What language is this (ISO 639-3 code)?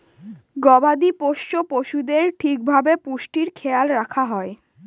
ben